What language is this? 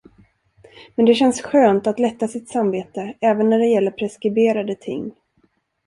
Swedish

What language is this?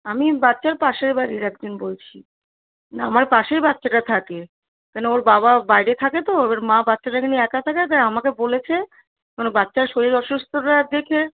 Bangla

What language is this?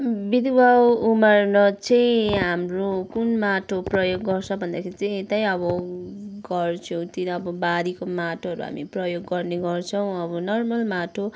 Nepali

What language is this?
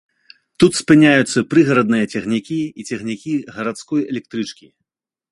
Belarusian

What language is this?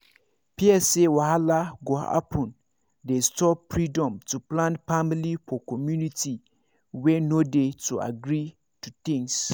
Nigerian Pidgin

